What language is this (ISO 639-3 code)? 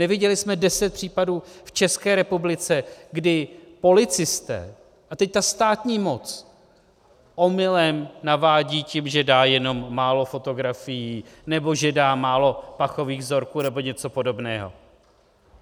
ces